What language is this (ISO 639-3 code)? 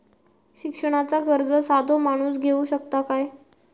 mar